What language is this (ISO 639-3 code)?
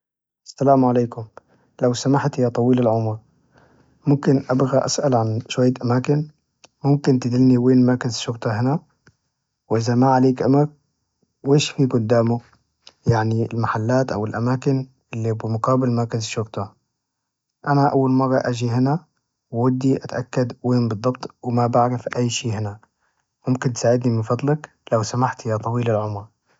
ars